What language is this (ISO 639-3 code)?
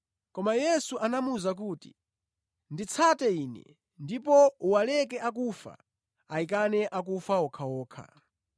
nya